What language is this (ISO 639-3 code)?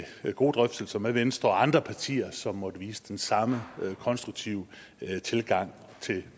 dan